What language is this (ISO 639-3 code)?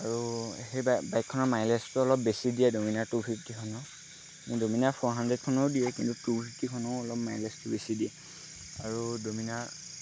asm